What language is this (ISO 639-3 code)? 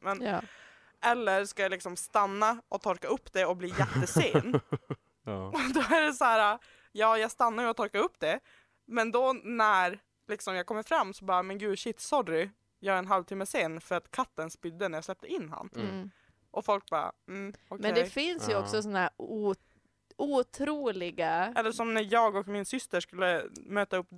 swe